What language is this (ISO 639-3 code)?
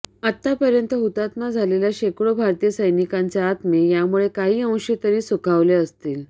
mar